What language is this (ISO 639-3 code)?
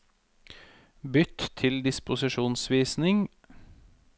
nor